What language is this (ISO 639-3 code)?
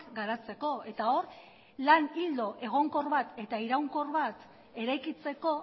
eus